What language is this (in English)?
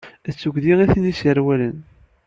Kabyle